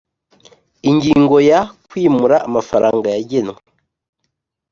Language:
Kinyarwanda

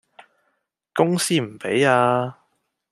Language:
Cantonese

